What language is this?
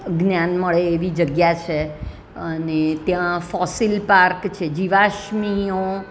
Gujarati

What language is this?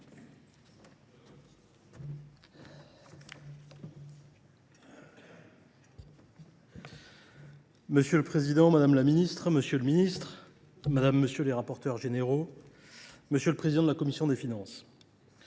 French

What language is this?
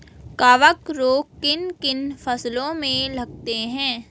Hindi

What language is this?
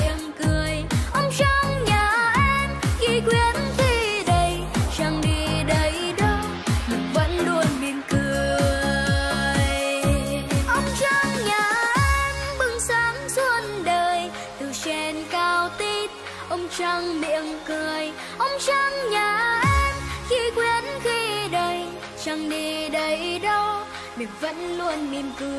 Vietnamese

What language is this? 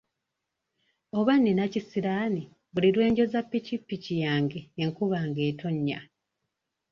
Ganda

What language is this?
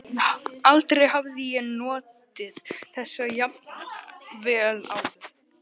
Icelandic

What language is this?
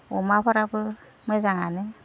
Bodo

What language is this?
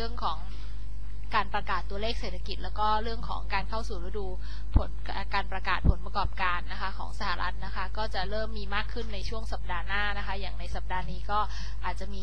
Thai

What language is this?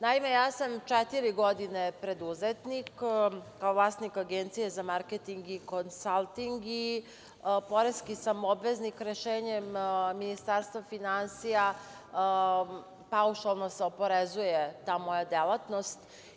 Serbian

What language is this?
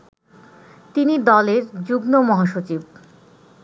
Bangla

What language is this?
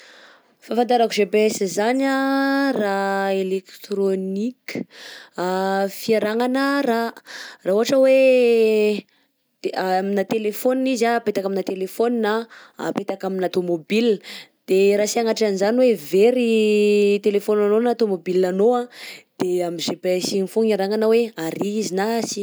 Southern Betsimisaraka Malagasy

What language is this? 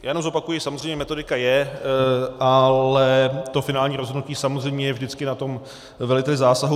Czech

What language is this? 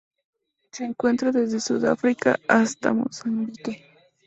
Spanish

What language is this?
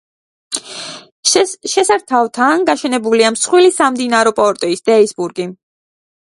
Georgian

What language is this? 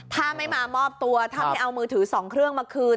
Thai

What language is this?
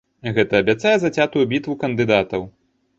Belarusian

